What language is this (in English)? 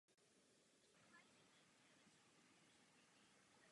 Czech